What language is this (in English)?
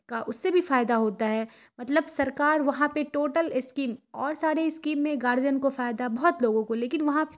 Urdu